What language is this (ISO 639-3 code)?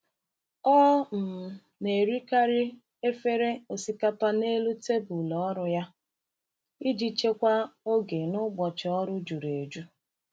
ibo